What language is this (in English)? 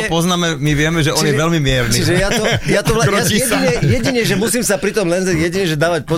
Slovak